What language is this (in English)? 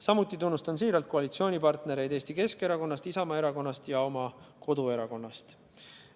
Estonian